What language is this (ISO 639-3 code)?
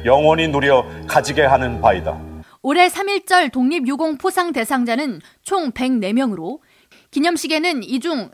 kor